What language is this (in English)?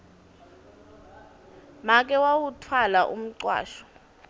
Swati